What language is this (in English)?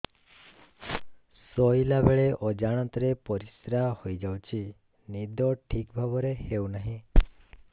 Odia